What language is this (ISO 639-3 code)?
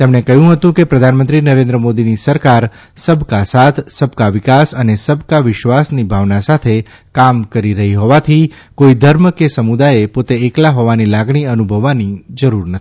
guj